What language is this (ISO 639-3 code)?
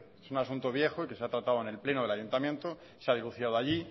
spa